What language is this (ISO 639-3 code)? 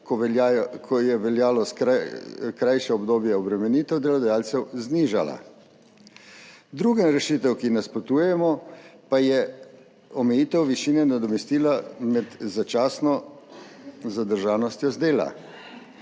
slv